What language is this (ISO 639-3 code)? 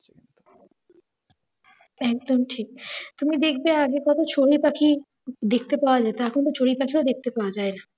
ben